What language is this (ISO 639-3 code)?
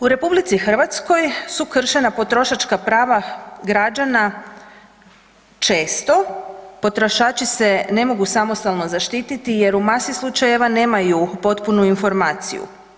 hrv